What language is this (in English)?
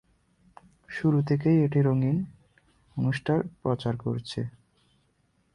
Bangla